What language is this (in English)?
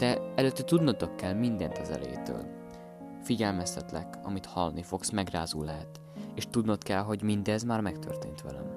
Hungarian